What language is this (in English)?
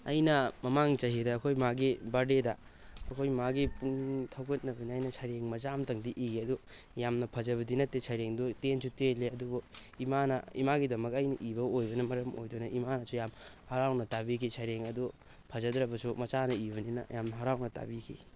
Manipuri